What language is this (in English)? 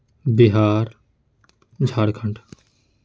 Urdu